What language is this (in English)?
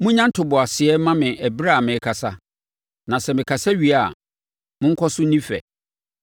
Akan